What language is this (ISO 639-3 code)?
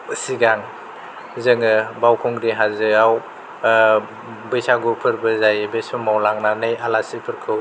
brx